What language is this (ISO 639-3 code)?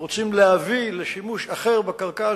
heb